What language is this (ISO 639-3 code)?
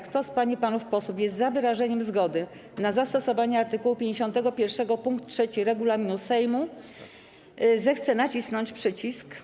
pol